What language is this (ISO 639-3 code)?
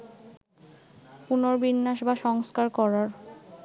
ben